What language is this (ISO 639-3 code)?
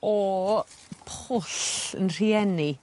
cym